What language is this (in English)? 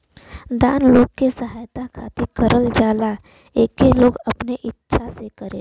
Bhojpuri